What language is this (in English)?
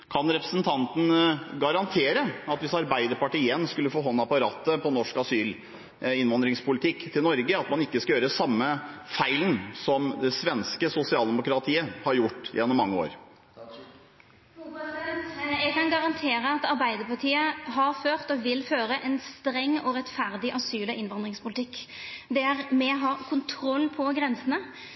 Norwegian